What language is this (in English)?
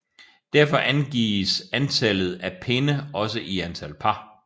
Danish